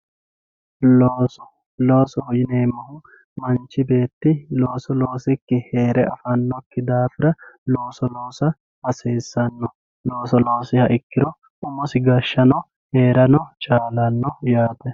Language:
Sidamo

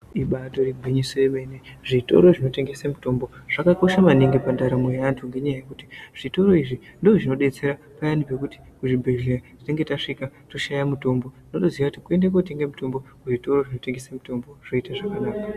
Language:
Ndau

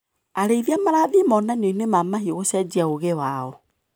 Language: Kikuyu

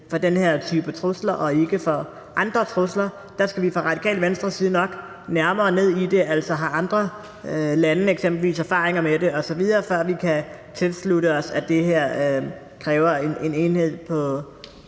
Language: Danish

